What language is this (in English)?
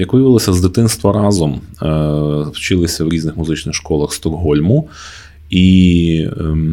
Ukrainian